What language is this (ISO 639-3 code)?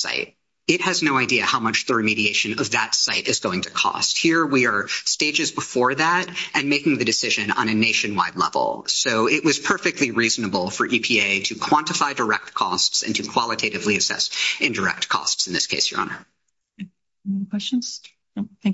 eng